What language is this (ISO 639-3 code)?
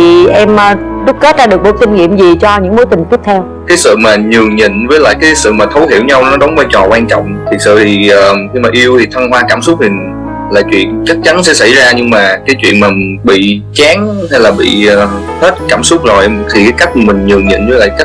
vie